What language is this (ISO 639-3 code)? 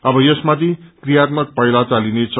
nep